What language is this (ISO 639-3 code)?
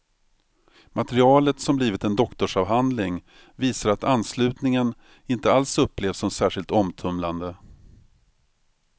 swe